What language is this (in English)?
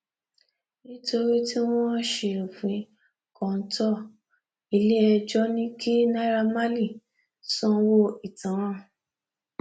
Yoruba